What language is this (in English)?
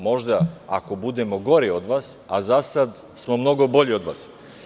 Serbian